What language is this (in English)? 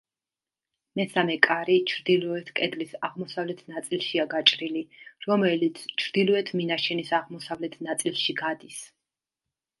Georgian